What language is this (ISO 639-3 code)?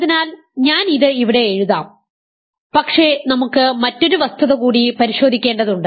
mal